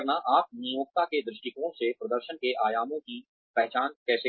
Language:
Hindi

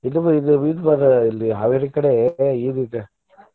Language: Kannada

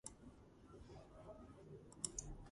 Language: Georgian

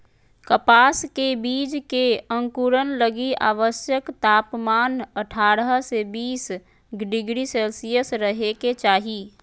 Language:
Magahi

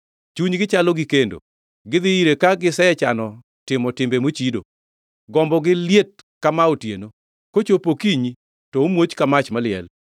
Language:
Luo (Kenya and Tanzania)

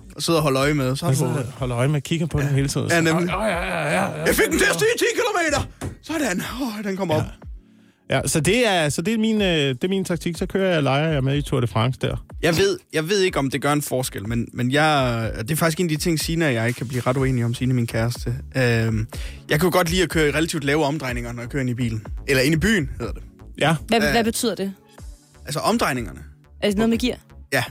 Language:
Danish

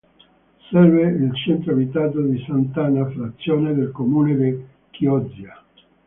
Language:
Italian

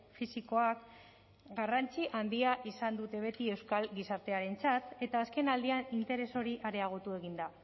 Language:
Basque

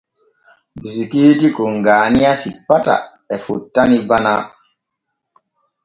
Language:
Borgu Fulfulde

